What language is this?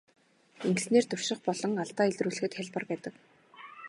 Mongolian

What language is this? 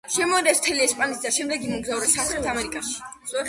Georgian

